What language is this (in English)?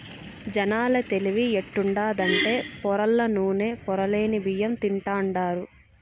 Telugu